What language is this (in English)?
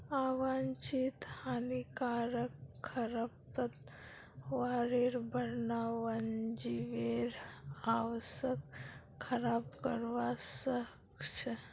Magahi